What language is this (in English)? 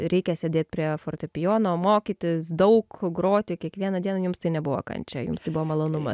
Lithuanian